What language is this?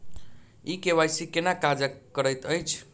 Maithili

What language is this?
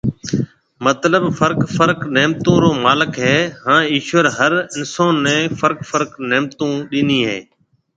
Marwari (Pakistan)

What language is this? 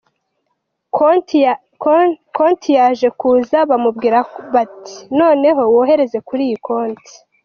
Kinyarwanda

